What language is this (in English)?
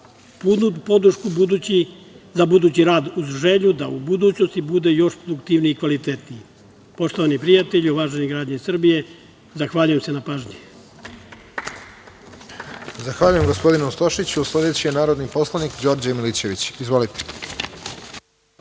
Serbian